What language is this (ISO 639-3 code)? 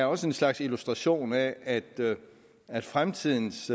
dan